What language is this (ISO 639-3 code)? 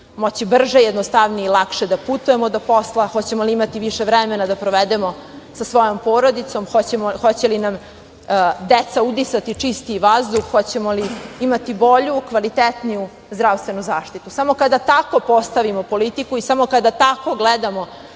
srp